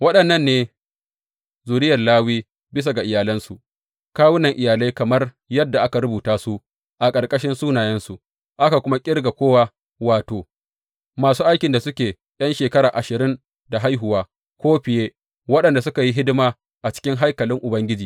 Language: Hausa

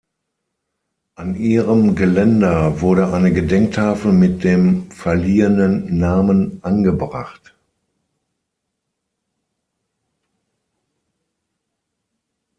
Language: German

